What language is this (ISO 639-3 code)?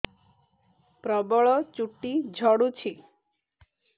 ori